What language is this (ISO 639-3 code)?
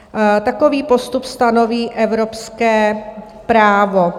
ces